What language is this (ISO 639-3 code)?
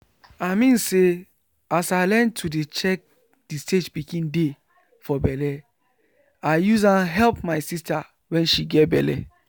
pcm